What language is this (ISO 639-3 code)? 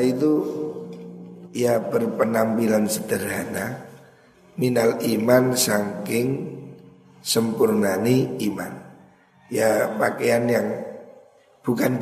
ind